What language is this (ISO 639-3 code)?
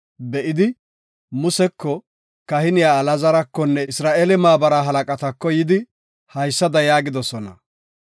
gof